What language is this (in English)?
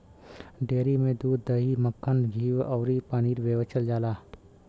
Bhojpuri